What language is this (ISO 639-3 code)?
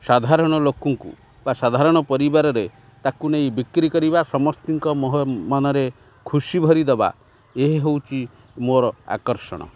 ori